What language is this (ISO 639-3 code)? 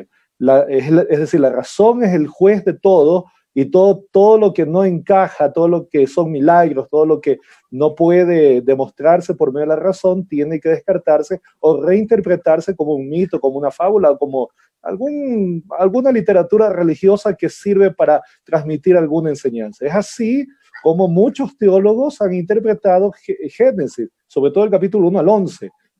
spa